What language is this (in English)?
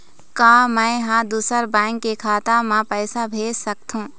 Chhattisgarhi